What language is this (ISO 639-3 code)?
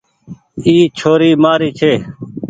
gig